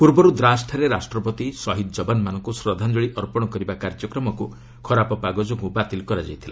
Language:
Odia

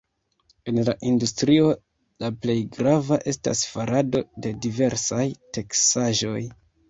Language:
Esperanto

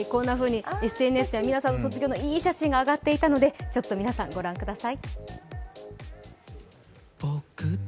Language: Japanese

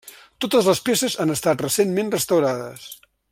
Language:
Catalan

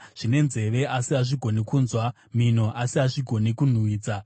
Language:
Shona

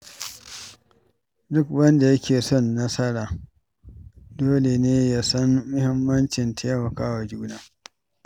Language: Hausa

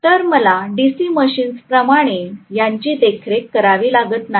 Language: Marathi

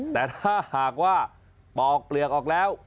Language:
Thai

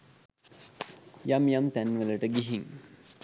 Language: Sinhala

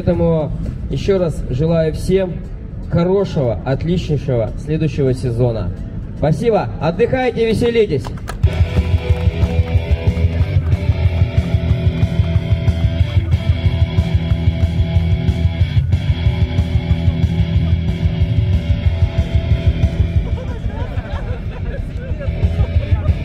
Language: Russian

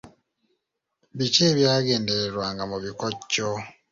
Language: Ganda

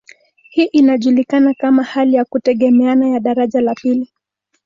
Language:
Swahili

